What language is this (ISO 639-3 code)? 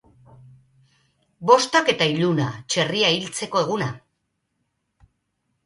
eus